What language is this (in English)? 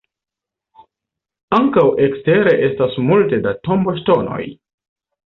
Esperanto